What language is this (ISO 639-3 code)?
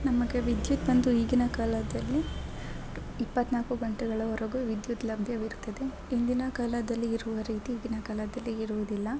kan